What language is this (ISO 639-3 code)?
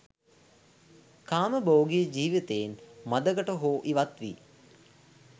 sin